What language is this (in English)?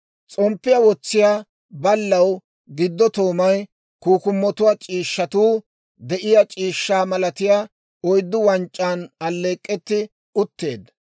Dawro